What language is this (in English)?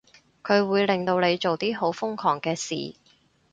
Cantonese